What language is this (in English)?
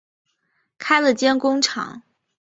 Chinese